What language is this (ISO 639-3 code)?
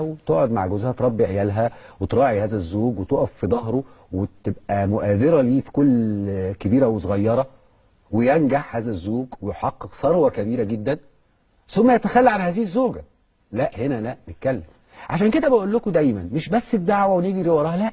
ara